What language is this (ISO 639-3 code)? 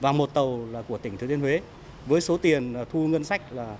vie